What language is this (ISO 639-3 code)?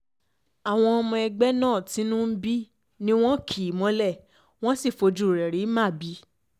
yor